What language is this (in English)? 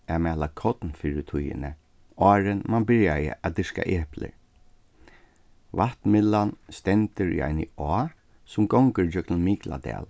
Faroese